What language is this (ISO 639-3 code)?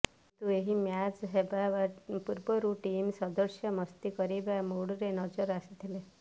ori